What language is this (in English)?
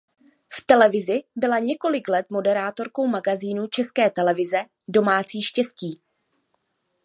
Czech